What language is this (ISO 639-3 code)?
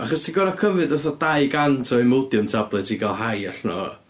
cym